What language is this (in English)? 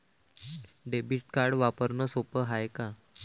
Marathi